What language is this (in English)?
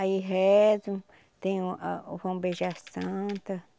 Portuguese